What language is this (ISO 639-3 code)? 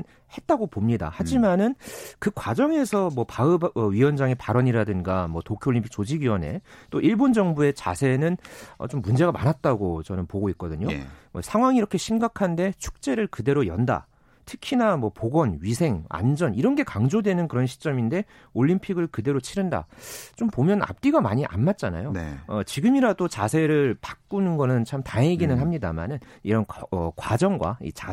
kor